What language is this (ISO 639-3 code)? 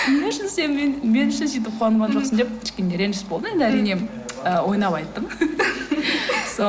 kaz